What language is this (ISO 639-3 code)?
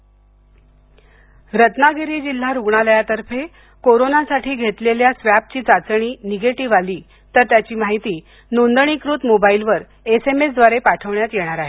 mar